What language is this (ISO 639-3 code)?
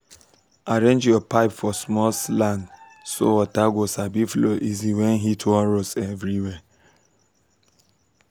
pcm